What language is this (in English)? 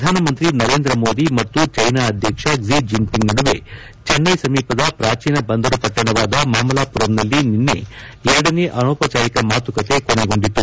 Kannada